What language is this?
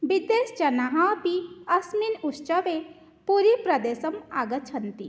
Sanskrit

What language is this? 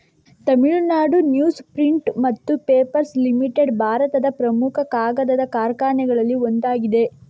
Kannada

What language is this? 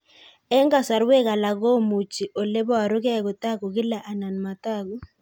Kalenjin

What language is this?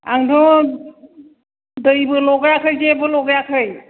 Bodo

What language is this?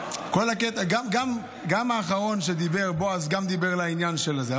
Hebrew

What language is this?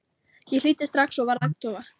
Icelandic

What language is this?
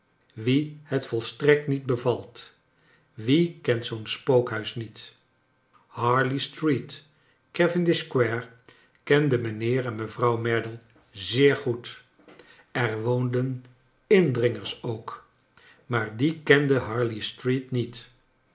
Dutch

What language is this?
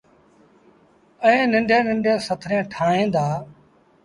Sindhi Bhil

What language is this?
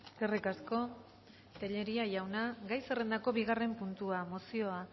Basque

